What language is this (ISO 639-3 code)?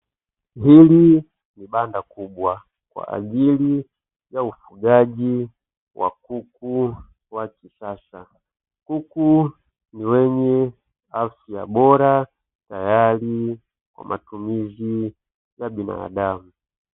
swa